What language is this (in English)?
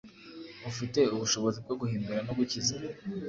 Kinyarwanda